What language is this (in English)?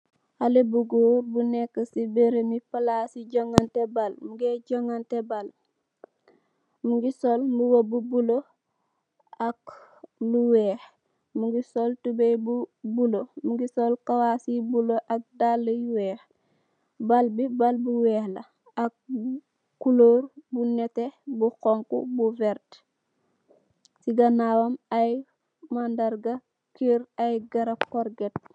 Wolof